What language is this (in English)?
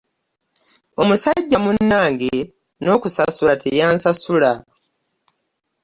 Ganda